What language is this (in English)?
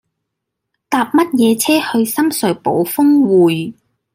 Cantonese